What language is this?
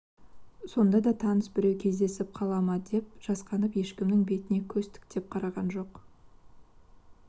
Kazakh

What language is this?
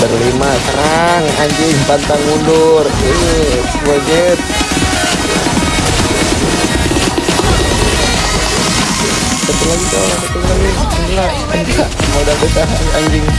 Indonesian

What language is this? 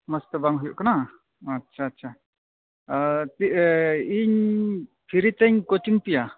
Santali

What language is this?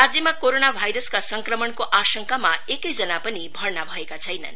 Nepali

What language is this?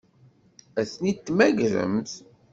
Kabyle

